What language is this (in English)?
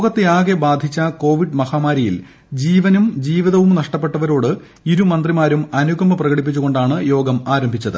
Malayalam